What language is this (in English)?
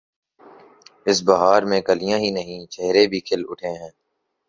Urdu